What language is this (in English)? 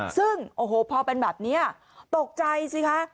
Thai